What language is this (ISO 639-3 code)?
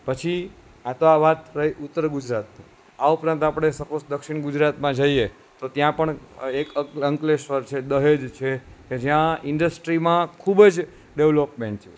guj